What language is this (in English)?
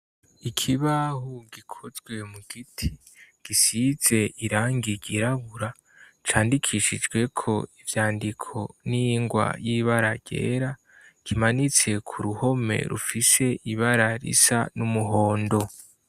Rundi